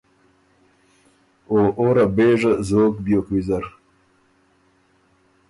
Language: Ormuri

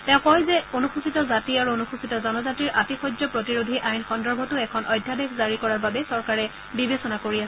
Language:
Assamese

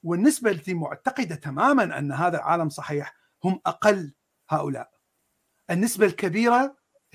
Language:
Arabic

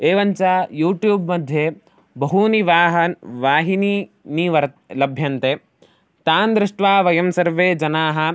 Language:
Sanskrit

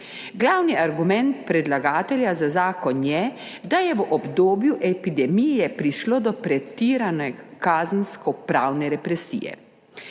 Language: Slovenian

